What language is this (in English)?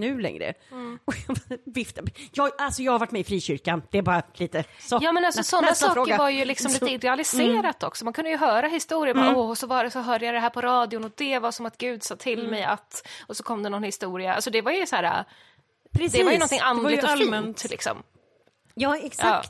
Swedish